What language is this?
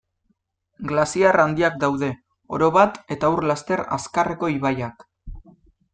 Basque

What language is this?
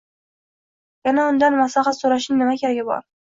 Uzbek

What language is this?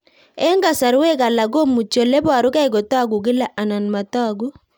Kalenjin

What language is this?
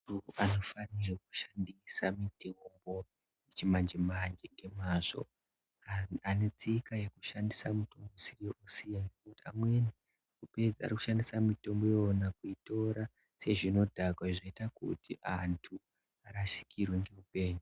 Ndau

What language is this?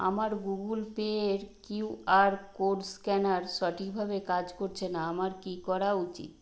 Bangla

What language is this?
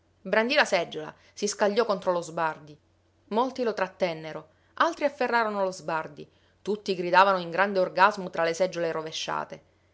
Italian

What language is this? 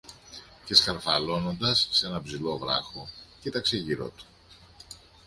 Greek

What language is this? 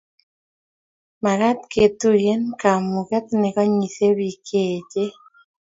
Kalenjin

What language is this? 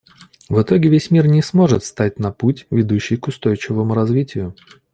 Russian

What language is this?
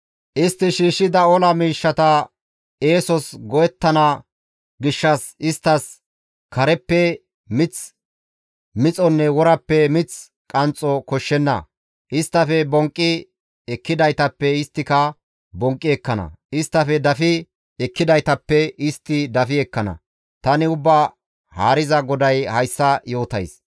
Gamo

